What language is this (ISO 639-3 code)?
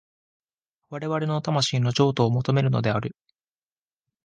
jpn